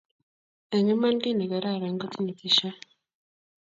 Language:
Kalenjin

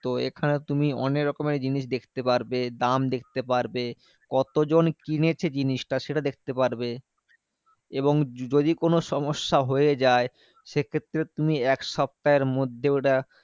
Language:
Bangla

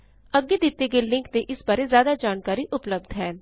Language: Punjabi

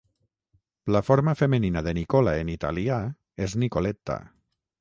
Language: Catalan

